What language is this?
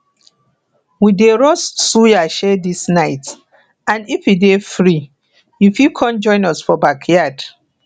Nigerian Pidgin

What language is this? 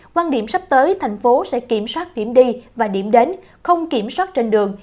Vietnamese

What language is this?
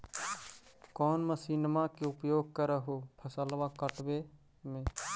Magahi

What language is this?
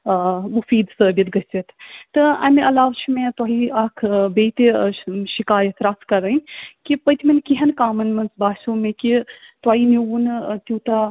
Kashmiri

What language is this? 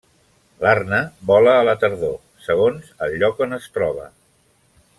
Catalan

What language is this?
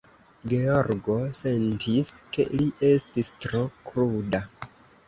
Esperanto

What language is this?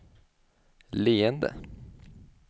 Swedish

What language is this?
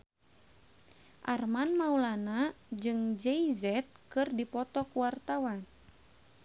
Sundanese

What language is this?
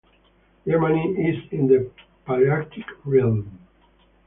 English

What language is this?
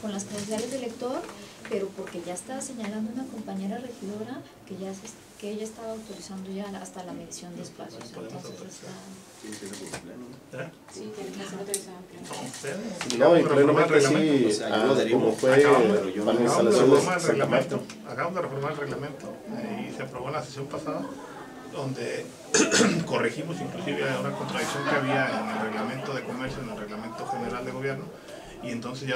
Spanish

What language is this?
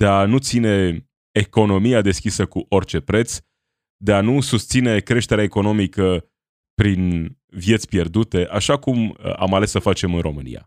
Romanian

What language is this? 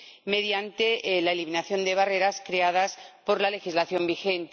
Spanish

